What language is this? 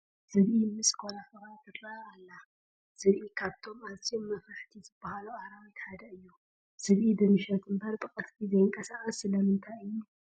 Tigrinya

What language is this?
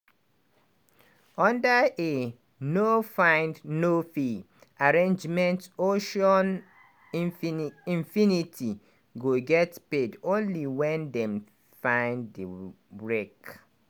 Nigerian Pidgin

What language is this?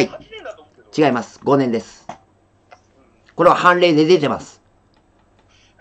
Japanese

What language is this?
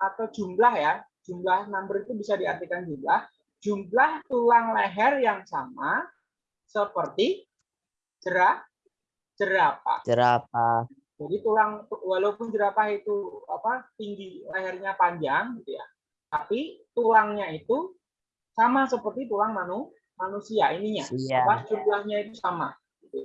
Indonesian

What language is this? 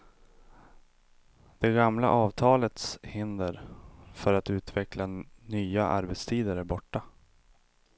Swedish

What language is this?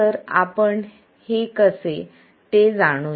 Marathi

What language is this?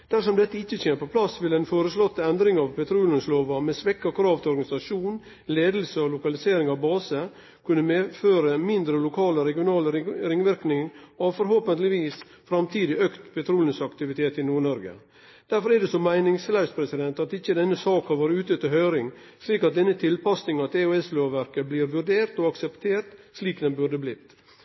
Norwegian Nynorsk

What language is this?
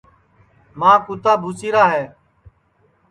Sansi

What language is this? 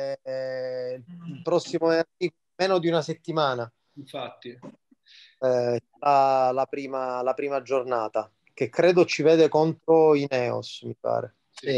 Italian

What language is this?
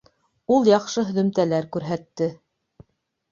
Bashkir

